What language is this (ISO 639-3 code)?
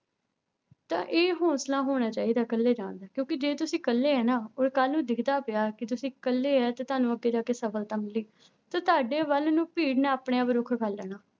pan